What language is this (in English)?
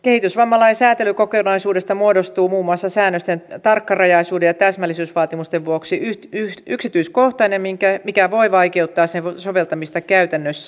Finnish